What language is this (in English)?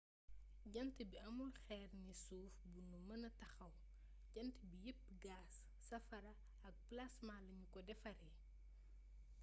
Wolof